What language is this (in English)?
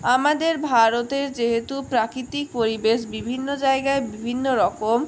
Bangla